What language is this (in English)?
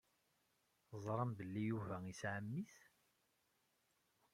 Kabyle